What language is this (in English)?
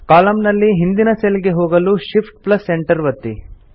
Kannada